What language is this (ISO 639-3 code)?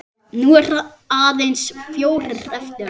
isl